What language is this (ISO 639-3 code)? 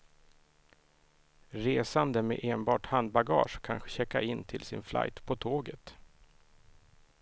swe